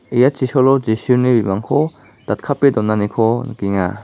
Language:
Garo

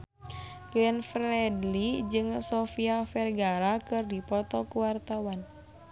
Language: Sundanese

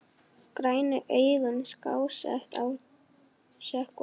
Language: Icelandic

